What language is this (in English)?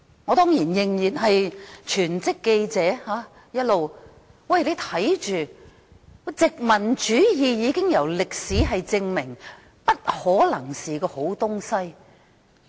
Cantonese